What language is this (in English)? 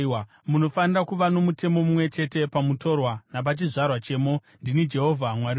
Shona